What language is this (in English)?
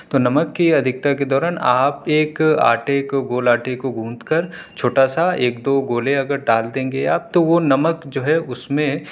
Urdu